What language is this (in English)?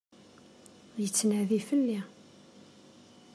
Kabyle